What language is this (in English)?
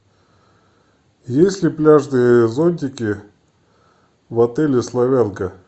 Russian